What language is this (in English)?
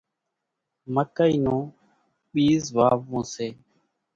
Kachi Koli